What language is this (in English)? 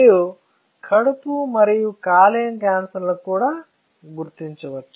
Telugu